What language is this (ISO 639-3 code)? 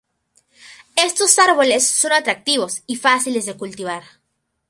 spa